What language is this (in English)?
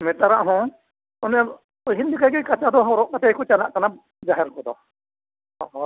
Santali